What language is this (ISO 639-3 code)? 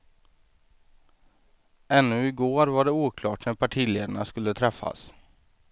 swe